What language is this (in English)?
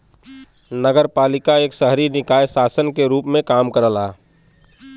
Bhojpuri